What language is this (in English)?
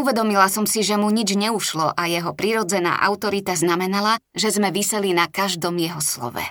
Slovak